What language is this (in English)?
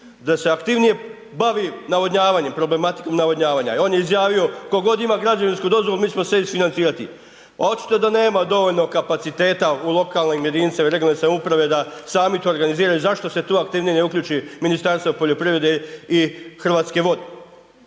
Croatian